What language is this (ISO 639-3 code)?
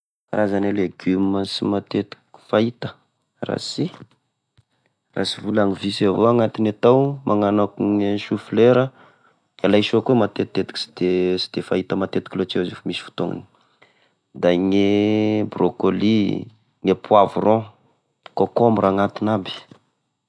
tkg